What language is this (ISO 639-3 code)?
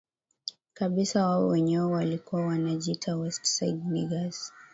swa